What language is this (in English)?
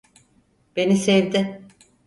Turkish